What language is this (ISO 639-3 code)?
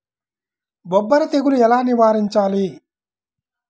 tel